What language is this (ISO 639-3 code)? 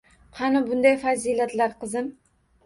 uzb